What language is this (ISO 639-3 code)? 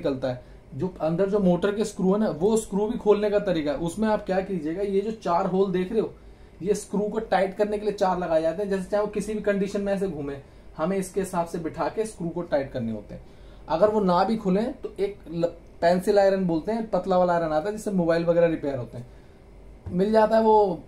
hin